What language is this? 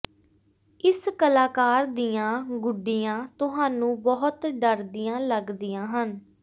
Punjabi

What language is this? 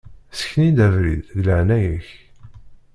Kabyle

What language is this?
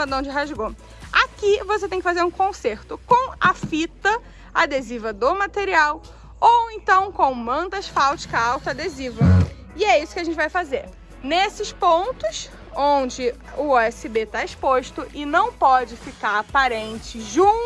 Portuguese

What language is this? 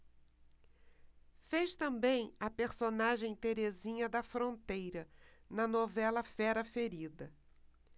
Portuguese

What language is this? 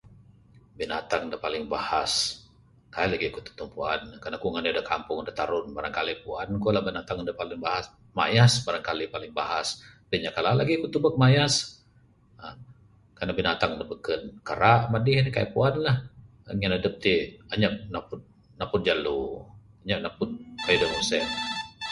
Bukar-Sadung Bidayuh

